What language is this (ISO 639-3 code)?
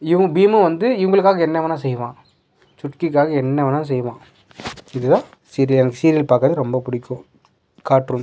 tam